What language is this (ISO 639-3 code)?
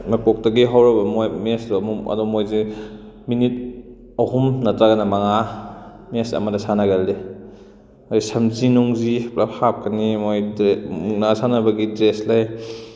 mni